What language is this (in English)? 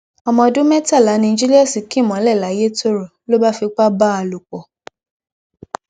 Yoruba